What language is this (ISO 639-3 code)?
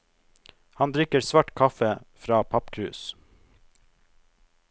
nor